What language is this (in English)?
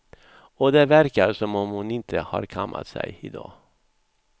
Swedish